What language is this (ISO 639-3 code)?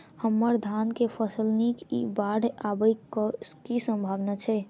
mai